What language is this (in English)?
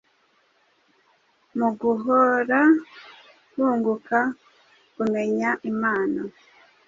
Kinyarwanda